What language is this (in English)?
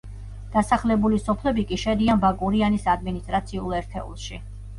Georgian